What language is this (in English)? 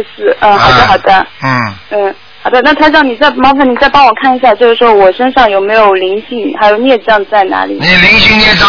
Chinese